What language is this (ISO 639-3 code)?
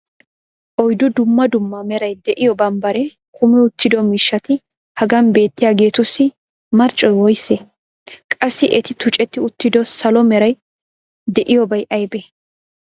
wal